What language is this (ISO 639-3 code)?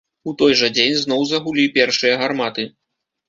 bel